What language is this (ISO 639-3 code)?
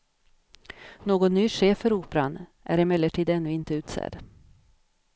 swe